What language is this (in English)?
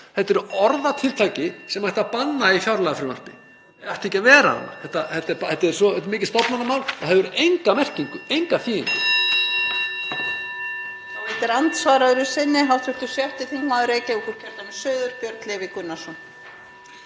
Icelandic